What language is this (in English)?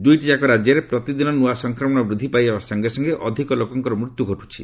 Odia